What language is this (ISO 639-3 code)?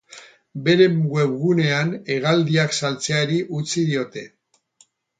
eus